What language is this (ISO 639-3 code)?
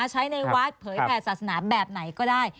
tha